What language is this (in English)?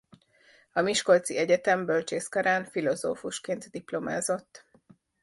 Hungarian